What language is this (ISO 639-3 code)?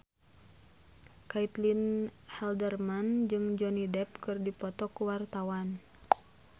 sun